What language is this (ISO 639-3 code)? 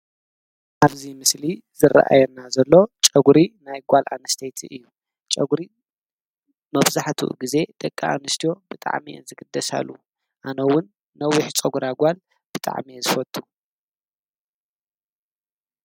tir